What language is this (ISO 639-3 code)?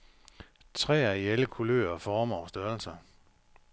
dan